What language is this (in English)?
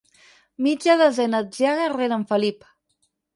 Catalan